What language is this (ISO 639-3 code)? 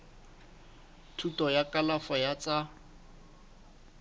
sot